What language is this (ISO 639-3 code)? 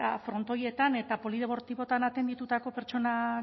eus